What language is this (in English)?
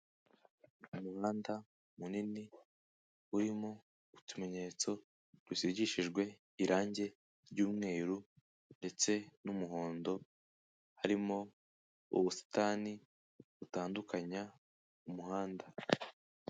Kinyarwanda